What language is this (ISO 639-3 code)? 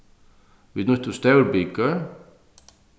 fao